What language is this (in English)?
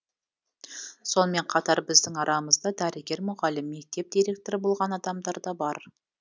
Kazakh